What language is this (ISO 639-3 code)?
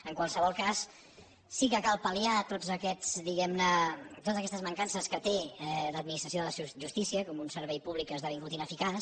cat